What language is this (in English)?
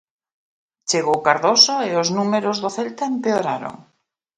Galician